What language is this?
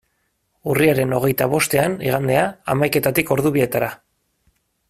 Basque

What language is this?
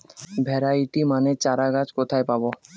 Bangla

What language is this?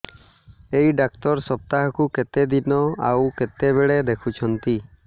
Odia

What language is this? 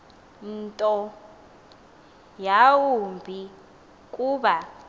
Xhosa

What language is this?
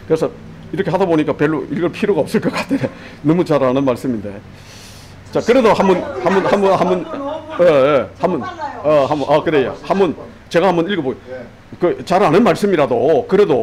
Korean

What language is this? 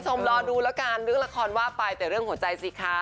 Thai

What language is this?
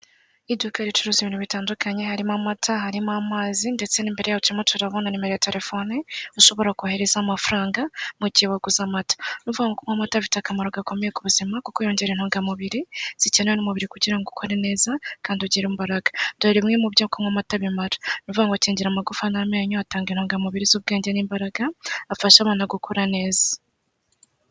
Kinyarwanda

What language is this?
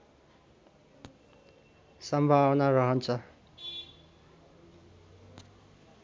Nepali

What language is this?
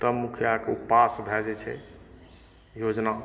Maithili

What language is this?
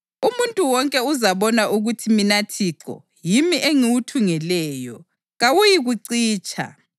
North Ndebele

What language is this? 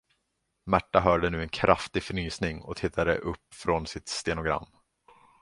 Swedish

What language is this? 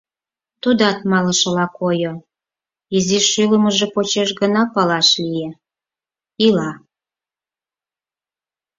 Mari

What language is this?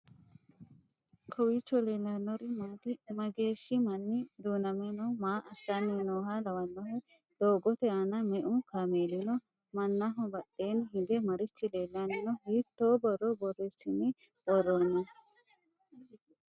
Sidamo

